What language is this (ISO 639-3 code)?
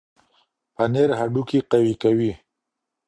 pus